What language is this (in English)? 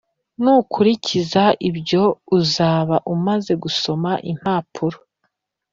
Kinyarwanda